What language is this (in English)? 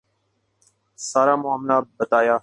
Urdu